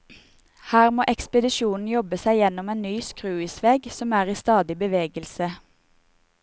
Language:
Norwegian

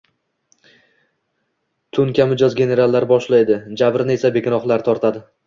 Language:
Uzbek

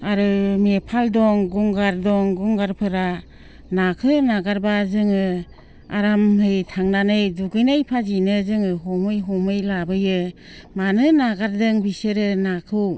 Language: Bodo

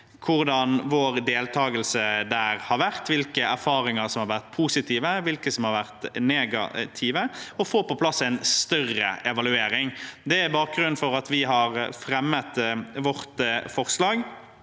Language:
Norwegian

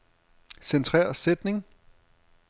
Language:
Danish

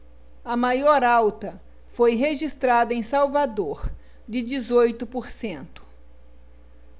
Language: Portuguese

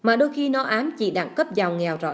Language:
Vietnamese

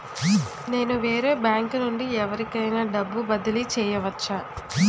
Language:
Telugu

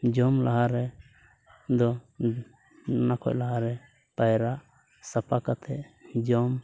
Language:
Santali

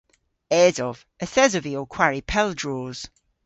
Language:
Cornish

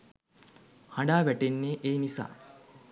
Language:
Sinhala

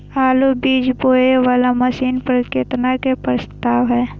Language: Maithili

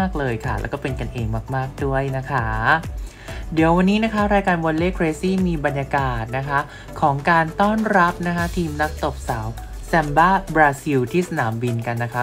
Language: Thai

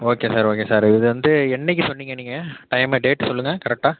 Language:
Tamil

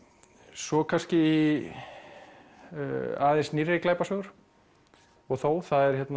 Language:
Icelandic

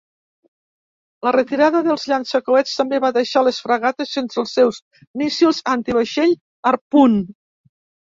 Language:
Catalan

